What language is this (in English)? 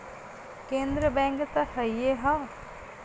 Bhojpuri